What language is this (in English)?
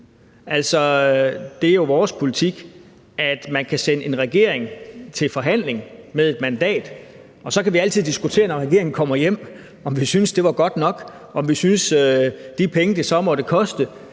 Danish